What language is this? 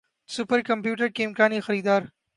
Urdu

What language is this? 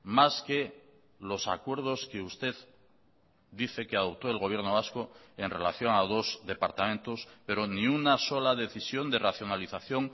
Spanish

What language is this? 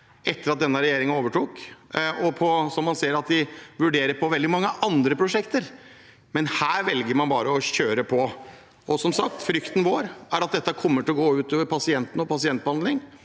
Norwegian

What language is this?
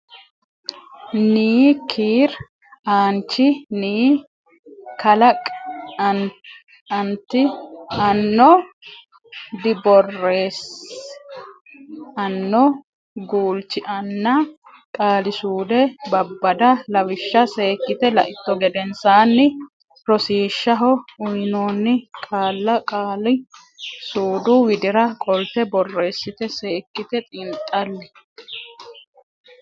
Sidamo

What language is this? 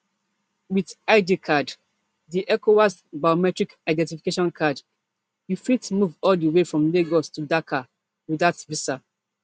Nigerian Pidgin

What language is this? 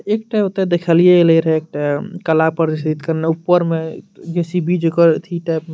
Maithili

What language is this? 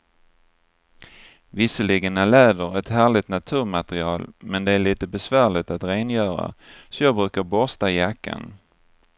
Swedish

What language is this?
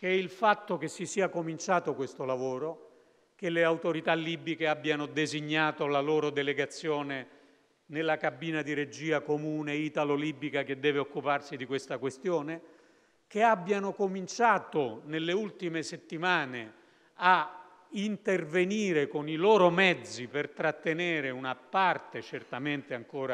Italian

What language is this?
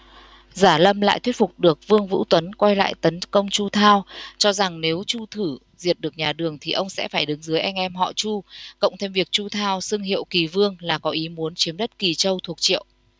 Vietnamese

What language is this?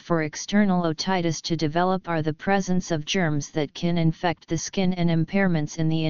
English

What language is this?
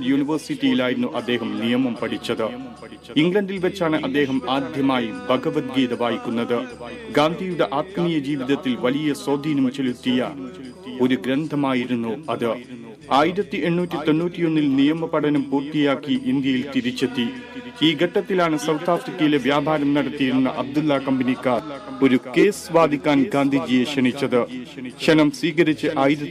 Malayalam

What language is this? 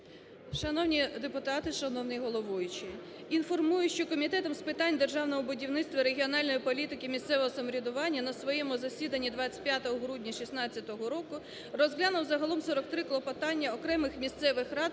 Ukrainian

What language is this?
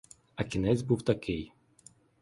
Ukrainian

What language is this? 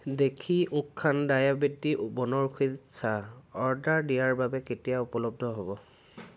Assamese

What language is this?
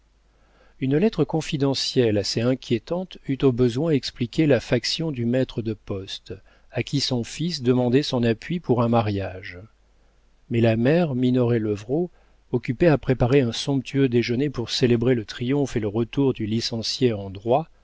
French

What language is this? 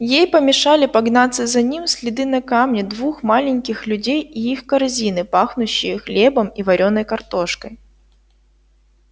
Russian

